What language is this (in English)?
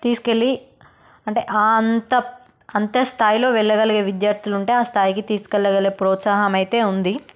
Telugu